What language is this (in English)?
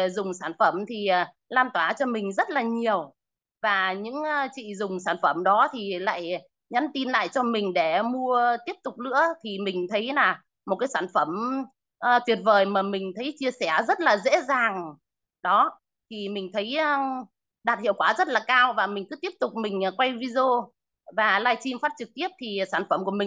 Vietnamese